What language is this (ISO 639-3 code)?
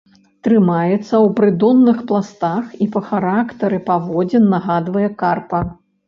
bel